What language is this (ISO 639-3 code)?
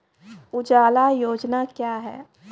mai